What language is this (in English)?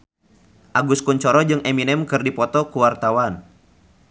Sundanese